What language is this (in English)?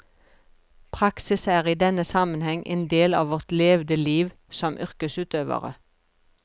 Norwegian